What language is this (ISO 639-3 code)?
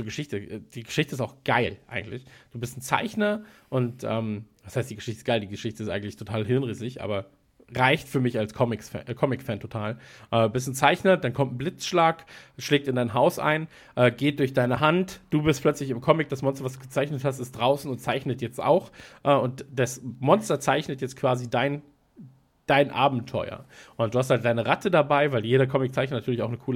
deu